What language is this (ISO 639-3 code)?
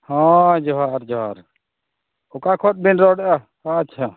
sat